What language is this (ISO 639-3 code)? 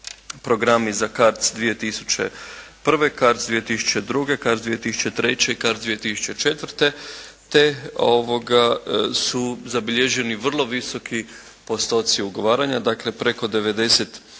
hrv